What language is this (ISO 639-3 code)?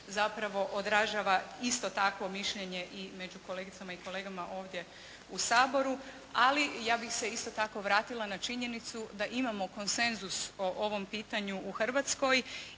hrv